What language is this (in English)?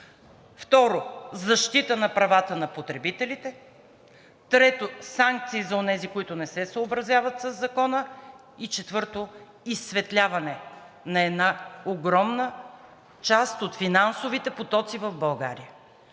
Bulgarian